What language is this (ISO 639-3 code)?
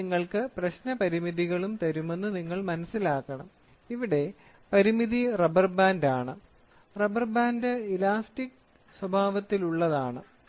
mal